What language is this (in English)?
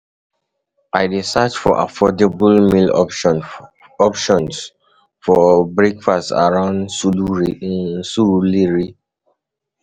Nigerian Pidgin